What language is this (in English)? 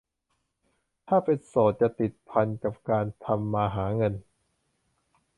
Thai